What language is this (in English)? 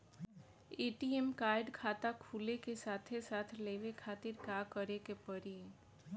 Bhojpuri